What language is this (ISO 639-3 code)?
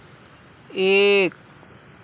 urd